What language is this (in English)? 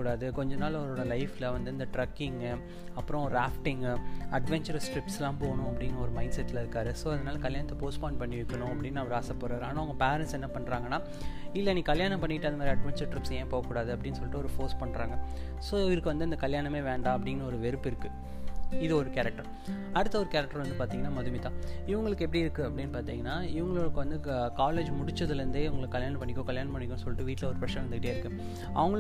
Tamil